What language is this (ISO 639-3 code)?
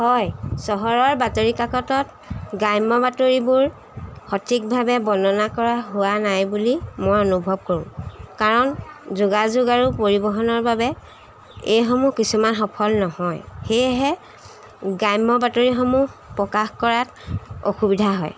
asm